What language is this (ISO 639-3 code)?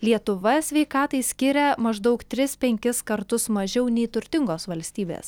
lit